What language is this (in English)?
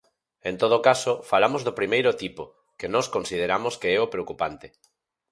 Galician